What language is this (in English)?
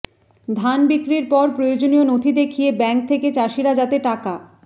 Bangla